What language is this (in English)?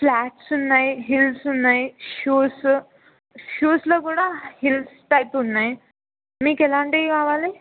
Telugu